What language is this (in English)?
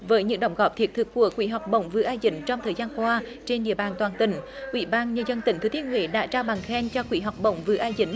Vietnamese